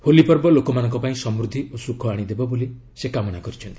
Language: Odia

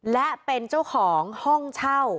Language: Thai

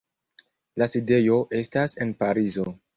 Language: Esperanto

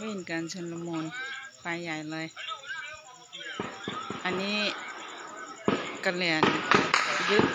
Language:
Thai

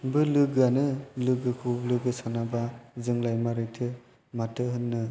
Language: Bodo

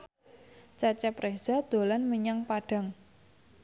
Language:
Javanese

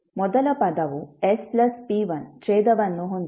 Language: Kannada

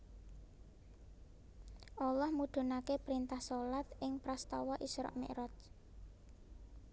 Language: Javanese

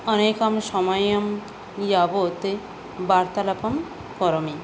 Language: Sanskrit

